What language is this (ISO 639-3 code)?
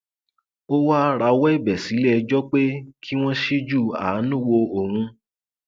yor